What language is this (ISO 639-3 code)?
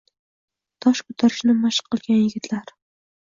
uzb